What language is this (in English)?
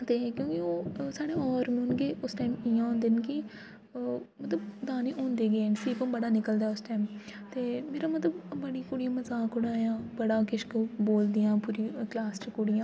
Dogri